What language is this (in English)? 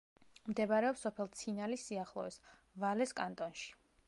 Georgian